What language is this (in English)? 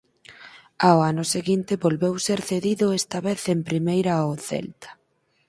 Galician